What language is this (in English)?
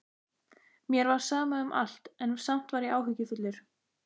Icelandic